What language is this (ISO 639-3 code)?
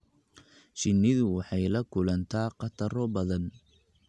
som